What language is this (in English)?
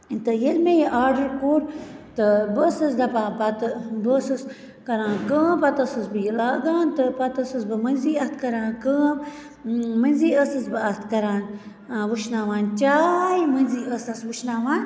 Kashmiri